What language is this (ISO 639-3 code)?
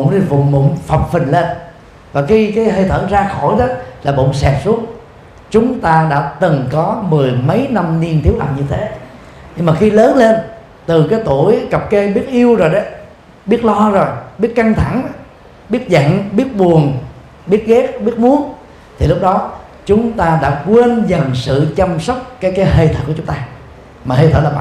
vie